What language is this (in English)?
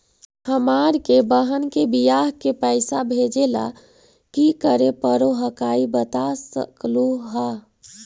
Magahi